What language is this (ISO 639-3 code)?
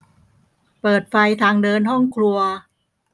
tha